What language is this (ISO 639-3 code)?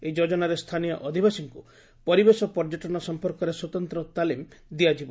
ori